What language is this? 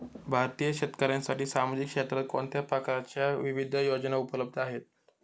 Marathi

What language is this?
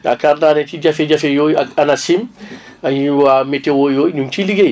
Wolof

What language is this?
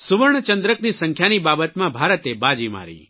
Gujarati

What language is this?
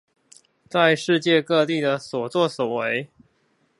Chinese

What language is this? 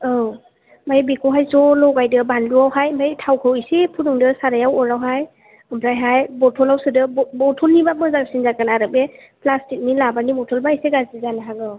Bodo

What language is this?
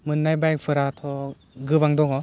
Bodo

